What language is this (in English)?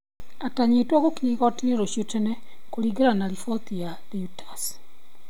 Kikuyu